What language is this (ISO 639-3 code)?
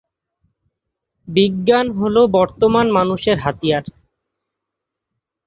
ben